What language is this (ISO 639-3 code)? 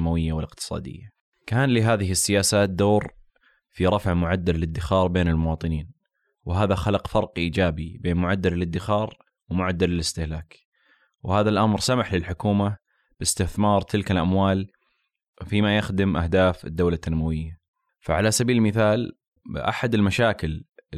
ara